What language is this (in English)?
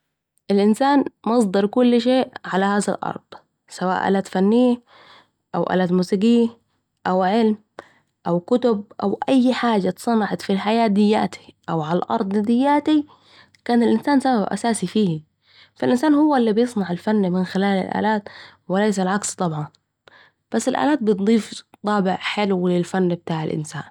Saidi Arabic